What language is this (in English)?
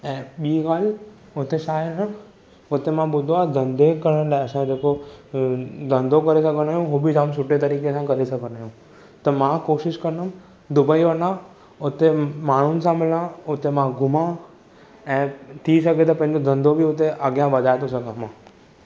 Sindhi